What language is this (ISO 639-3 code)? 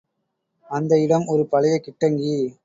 tam